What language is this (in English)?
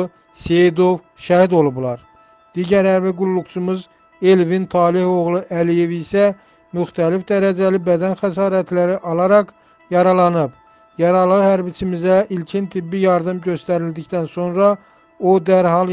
Turkish